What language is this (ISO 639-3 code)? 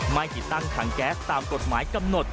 tha